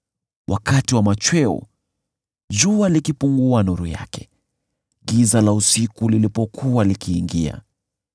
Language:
Swahili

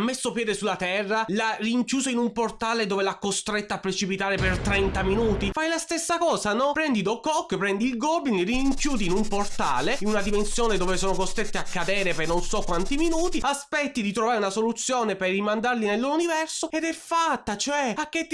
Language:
Italian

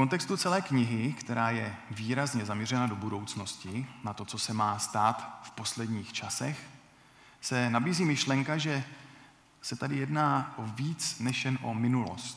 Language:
Czech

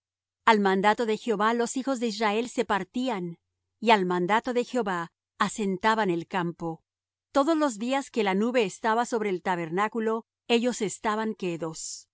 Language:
Spanish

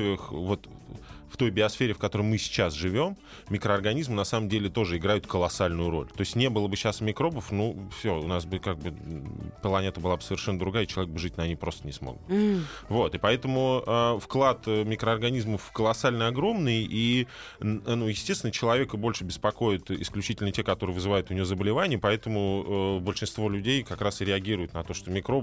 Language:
Russian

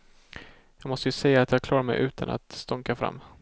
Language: Swedish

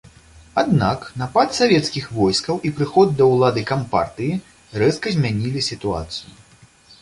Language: Belarusian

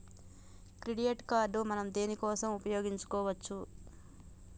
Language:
Telugu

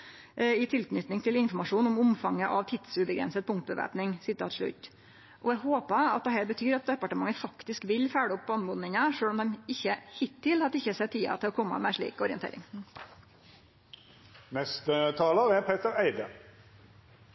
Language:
Norwegian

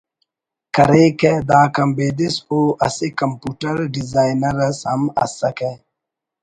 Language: Brahui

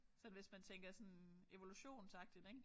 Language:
Danish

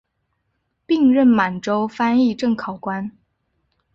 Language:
Chinese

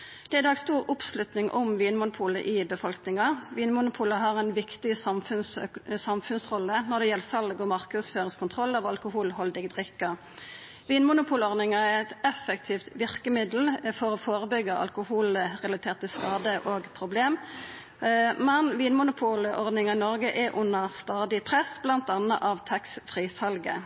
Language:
Norwegian Nynorsk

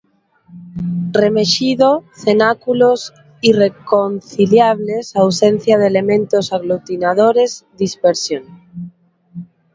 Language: Galician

